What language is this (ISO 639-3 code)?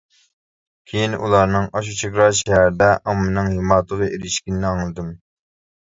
uig